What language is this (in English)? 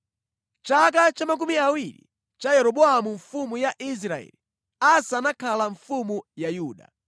Nyanja